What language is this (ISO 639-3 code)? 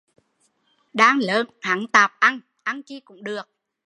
vie